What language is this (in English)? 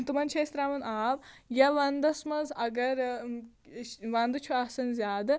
Kashmiri